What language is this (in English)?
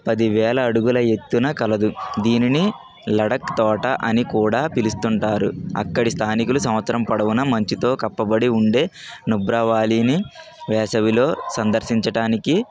Telugu